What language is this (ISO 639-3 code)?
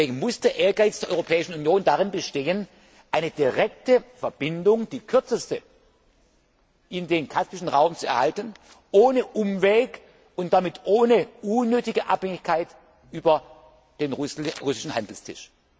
deu